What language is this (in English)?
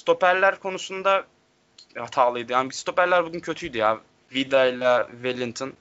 Turkish